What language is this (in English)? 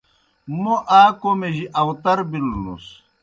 Kohistani Shina